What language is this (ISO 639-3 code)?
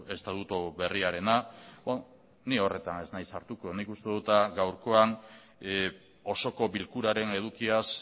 eus